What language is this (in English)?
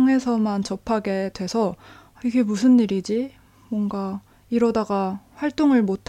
Korean